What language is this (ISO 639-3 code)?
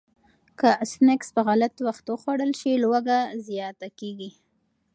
pus